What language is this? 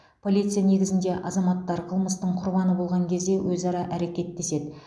Kazakh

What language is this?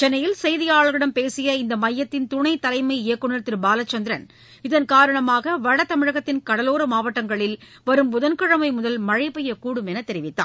Tamil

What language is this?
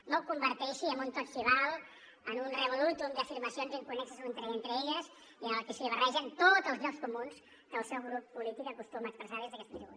Catalan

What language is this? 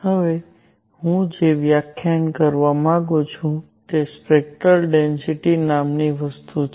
Gujarati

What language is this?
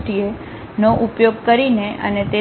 Gujarati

